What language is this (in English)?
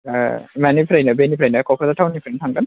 Bodo